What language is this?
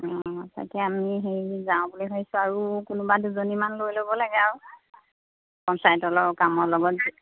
Assamese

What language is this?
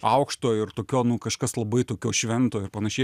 Lithuanian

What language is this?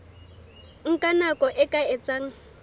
Southern Sotho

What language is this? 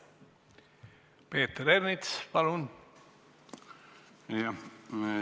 Estonian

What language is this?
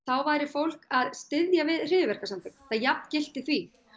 Icelandic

